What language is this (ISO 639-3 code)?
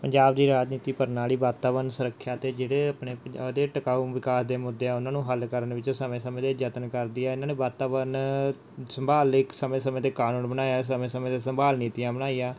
pan